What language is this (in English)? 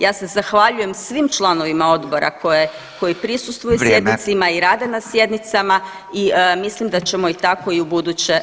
Croatian